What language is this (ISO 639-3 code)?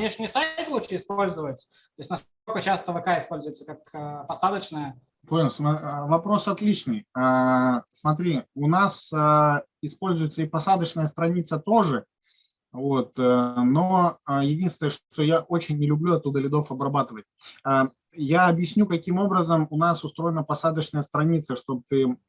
rus